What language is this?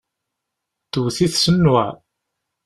Kabyle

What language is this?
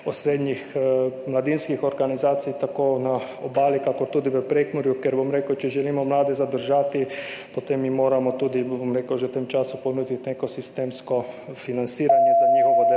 Slovenian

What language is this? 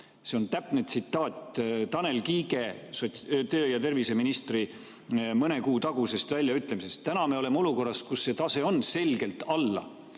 Estonian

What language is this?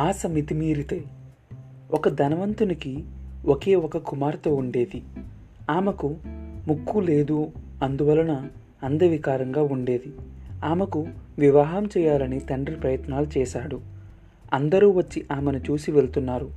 Telugu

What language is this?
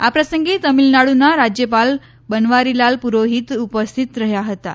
Gujarati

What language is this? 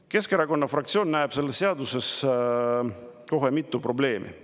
Estonian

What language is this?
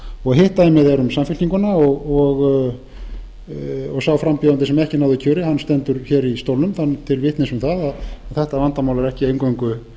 Icelandic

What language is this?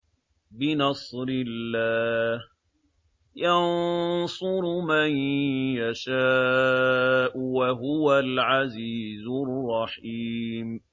Arabic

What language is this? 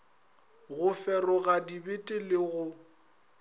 Northern Sotho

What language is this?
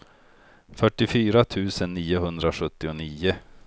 Swedish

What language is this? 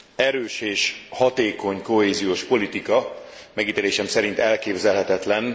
Hungarian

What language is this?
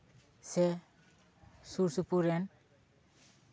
Santali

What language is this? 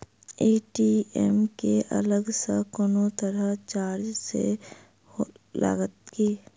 Maithili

